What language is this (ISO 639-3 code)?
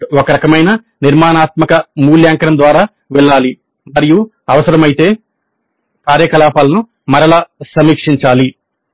tel